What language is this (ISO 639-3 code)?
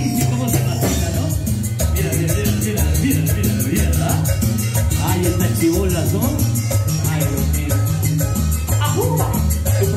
spa